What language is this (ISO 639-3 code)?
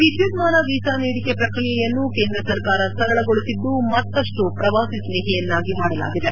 kan